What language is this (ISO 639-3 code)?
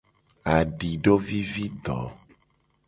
gej